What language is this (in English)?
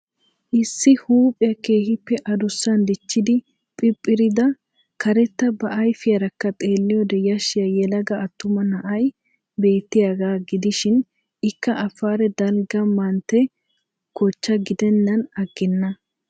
Wolaytta